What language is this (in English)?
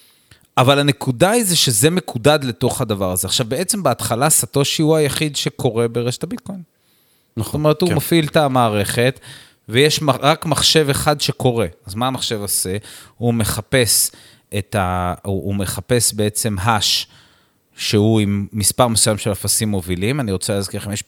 Hebrew